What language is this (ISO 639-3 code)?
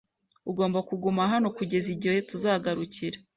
kin